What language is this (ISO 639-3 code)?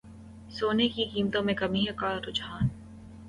urd